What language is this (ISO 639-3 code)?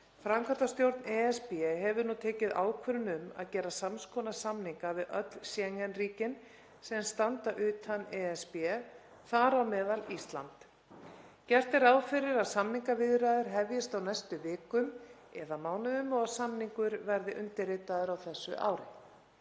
isl